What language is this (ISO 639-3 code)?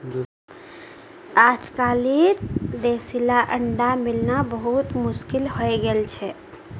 mag